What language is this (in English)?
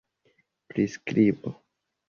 Esperanto